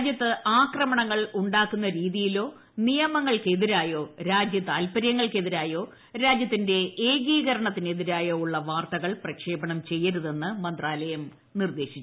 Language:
Malayalam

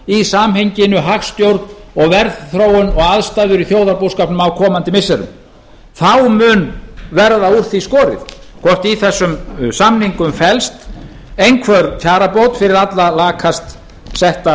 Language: Icelandic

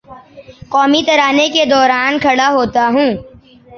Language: Urdu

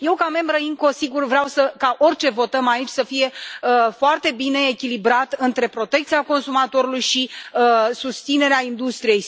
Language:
Romanian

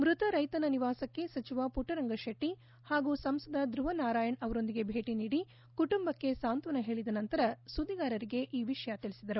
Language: Kannada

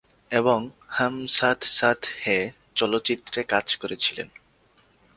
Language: Bangla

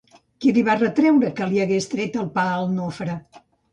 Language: Catalan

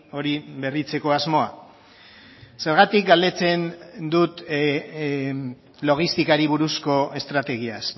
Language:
Basque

